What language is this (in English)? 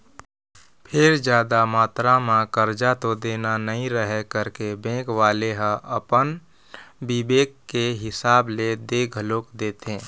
Chhattisgarhi